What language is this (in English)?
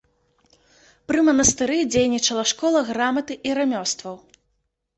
Belarusian